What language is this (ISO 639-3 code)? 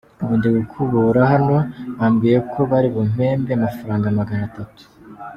kin